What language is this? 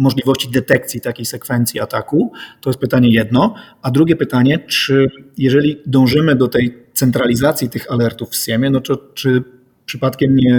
Polish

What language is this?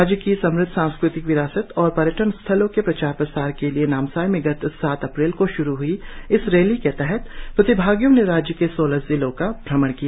Hindi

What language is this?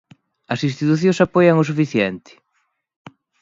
Galician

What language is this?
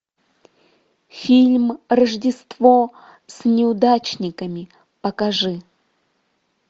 Russian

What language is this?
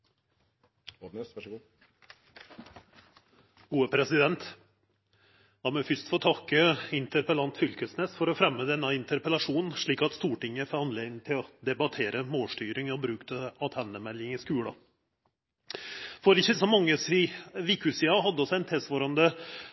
Norwegian Nynorsk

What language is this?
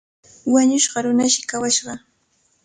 Cajatambo North Lima Quechua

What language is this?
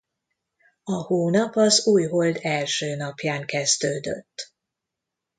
Hungarian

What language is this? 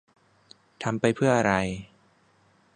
Thai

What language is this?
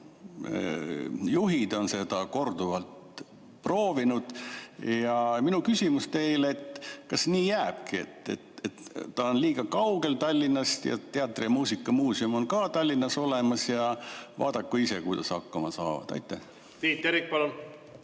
Estonian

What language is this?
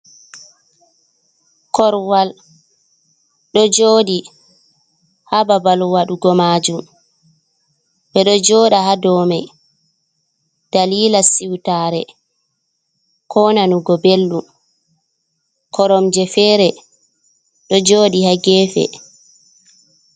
Fula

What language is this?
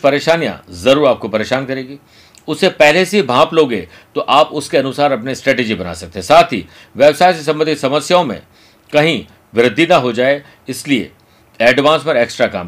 Hindi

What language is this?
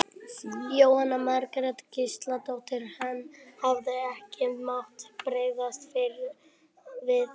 Icelandic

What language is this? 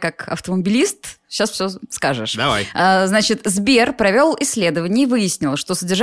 Russian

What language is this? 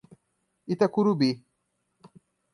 Portuguese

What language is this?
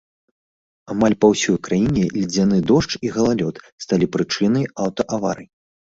Belarusian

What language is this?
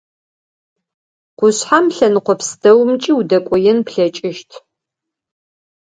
Adyghe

